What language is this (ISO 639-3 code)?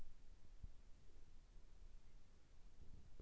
rus